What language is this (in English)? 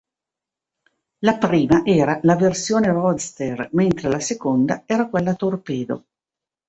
Italian